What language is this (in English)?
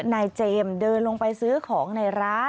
Thai